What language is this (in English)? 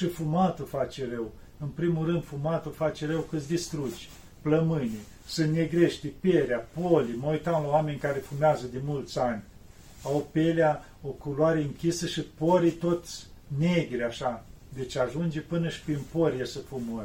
Romanian